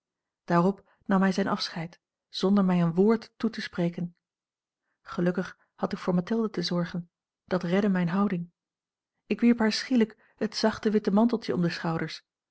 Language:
Dutch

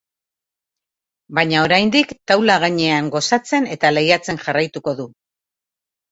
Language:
Basque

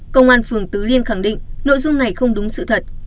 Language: Vietnamese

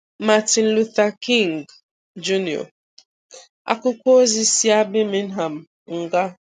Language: Igbo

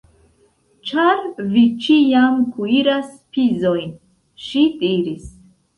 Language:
Esperanto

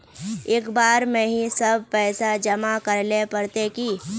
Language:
Magahi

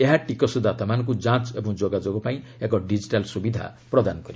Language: Odia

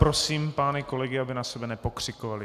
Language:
Czech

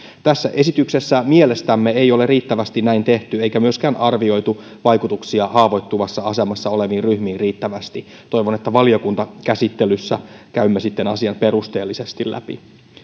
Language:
Finnish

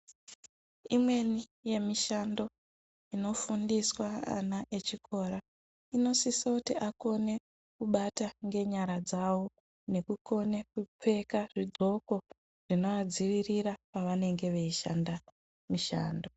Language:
Ndau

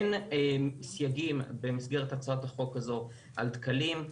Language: Hebrew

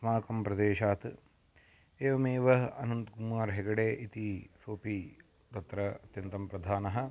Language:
Sanskrit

